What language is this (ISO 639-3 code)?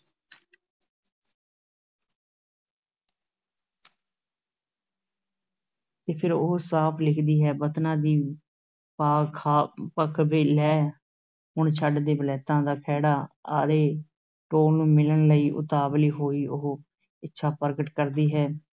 pan